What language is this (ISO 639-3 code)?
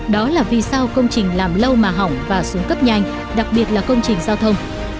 vie